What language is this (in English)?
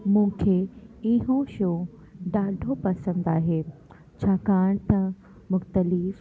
Sindhi